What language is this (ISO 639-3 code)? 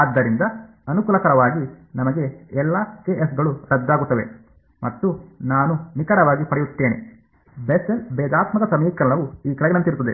kan